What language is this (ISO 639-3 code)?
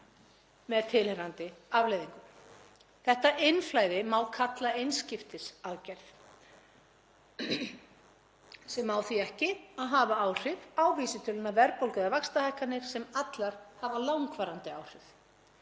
isl